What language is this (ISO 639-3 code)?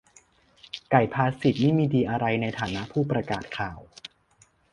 tha